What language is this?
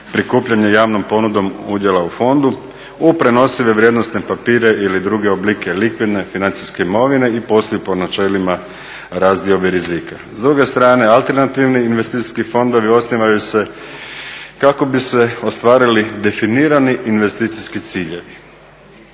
Croatian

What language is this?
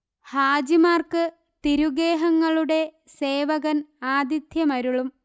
Malayalam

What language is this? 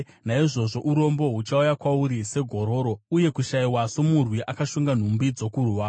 Shona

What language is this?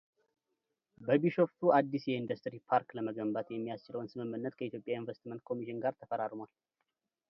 Amharic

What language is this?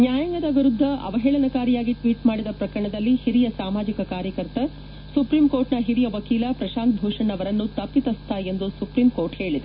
Kannada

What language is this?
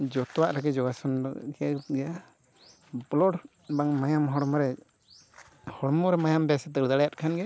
Santali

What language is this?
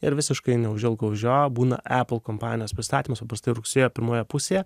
Lithuanian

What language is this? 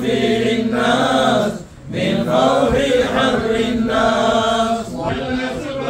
Arabic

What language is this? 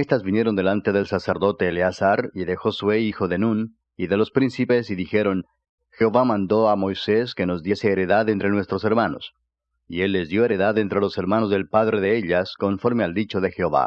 Spanish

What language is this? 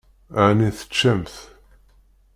Kabyle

